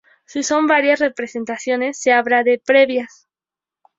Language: Spanish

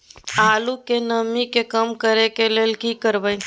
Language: Maithili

